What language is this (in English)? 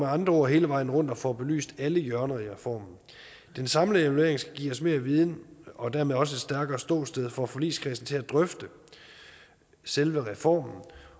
Danish